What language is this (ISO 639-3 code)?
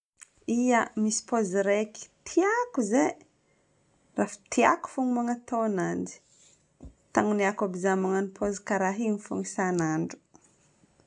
bmm